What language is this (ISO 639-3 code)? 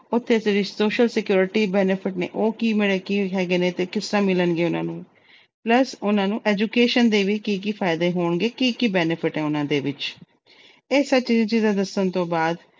pan